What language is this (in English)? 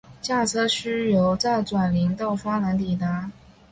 Chinese